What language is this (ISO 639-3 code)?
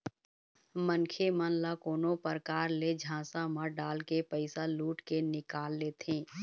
hne